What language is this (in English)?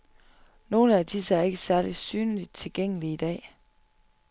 Danish